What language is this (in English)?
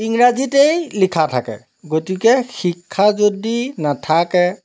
Assamese